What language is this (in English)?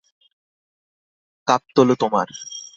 Bangla